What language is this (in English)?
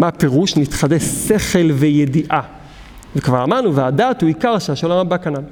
Hebrew